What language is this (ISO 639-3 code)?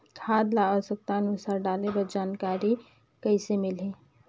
hne